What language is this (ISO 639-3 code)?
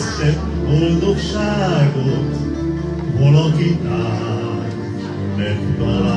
hun